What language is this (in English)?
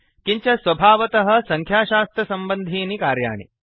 Sanskrit